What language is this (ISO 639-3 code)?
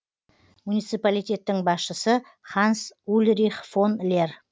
kaz